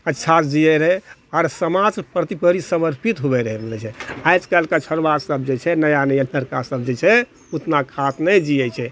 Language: Maithili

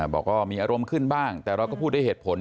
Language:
Thai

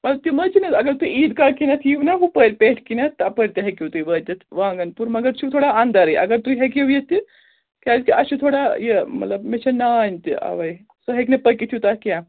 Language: Kashmiri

